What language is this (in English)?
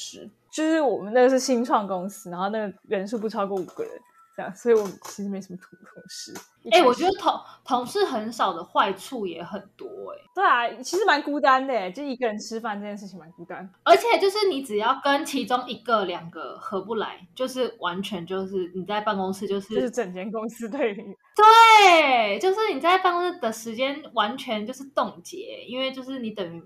Chinese